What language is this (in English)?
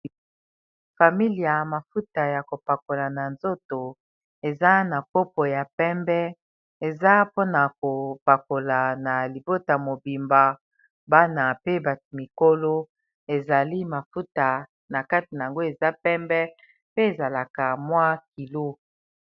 Lingala